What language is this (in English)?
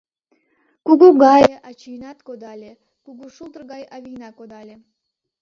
Mari